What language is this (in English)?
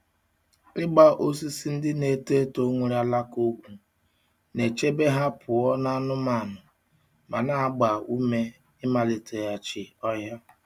Igbo